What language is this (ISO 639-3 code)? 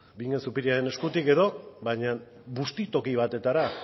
eus